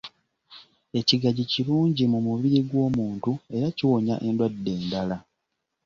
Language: Ganda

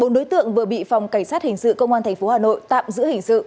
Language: Vietnamese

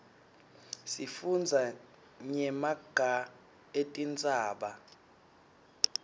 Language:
Swati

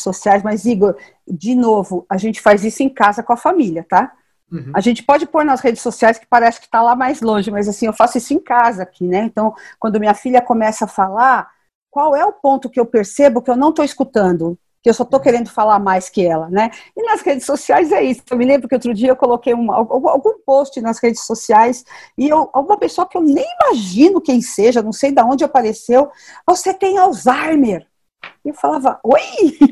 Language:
Portuguese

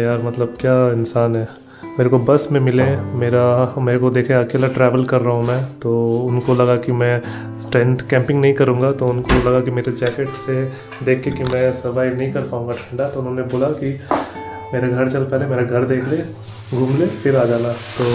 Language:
Hindi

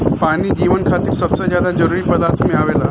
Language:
Bhojpuri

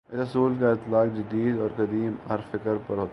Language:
Urdu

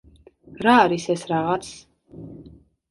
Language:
Georgian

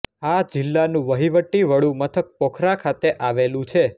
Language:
Gujarati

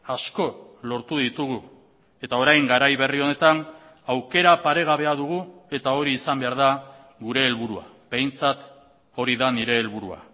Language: Basque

